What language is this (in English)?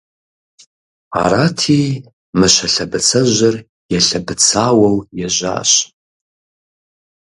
Kabardian